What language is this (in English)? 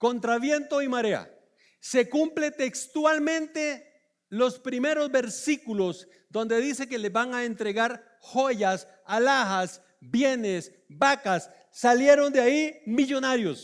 Spanish